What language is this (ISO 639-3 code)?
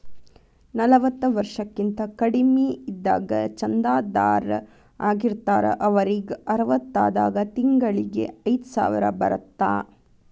kan